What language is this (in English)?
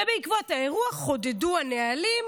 Hebrew